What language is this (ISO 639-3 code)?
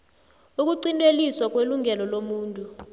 nbl